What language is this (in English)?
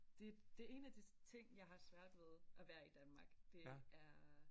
Danish